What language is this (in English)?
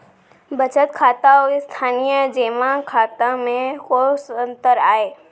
Chhattisgarhi